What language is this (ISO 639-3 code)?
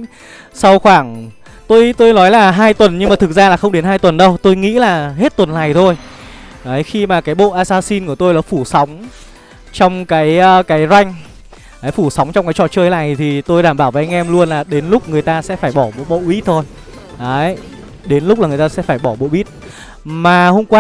vie